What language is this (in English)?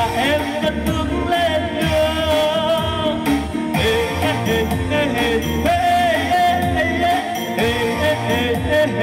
Thai